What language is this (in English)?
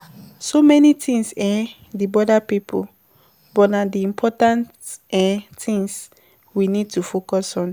Nigerian Pidgin